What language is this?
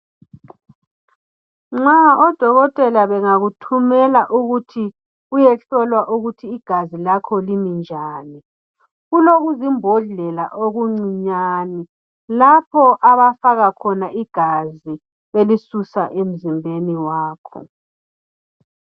North Ndebele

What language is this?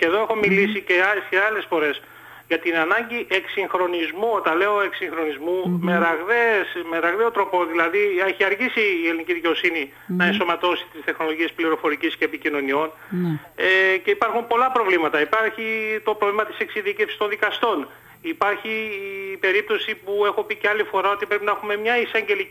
Greek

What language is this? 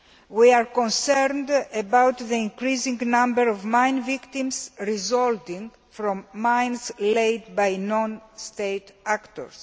English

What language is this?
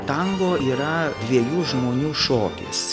Lithuanian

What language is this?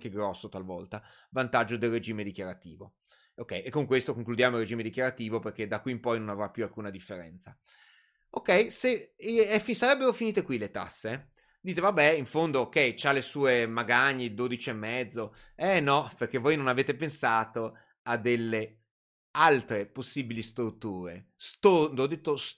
Italian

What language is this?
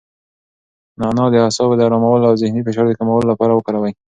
Pashto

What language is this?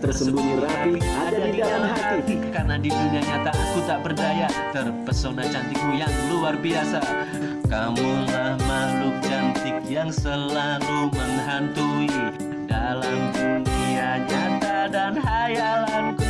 Indonesian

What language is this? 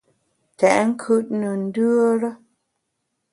Bamun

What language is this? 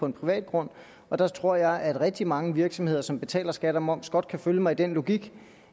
Danish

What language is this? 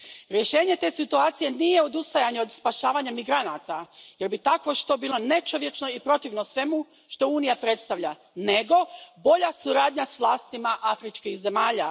Croatian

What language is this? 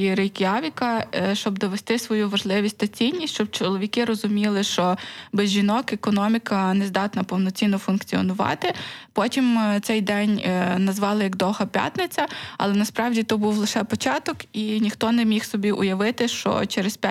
Ukrainian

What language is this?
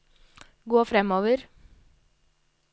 Norwegian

